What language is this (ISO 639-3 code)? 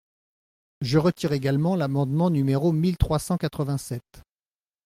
fra